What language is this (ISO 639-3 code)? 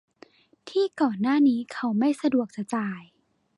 tha